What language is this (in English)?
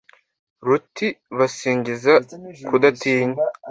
Kinyarwanda